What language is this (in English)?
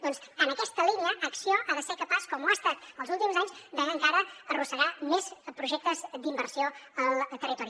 Catalan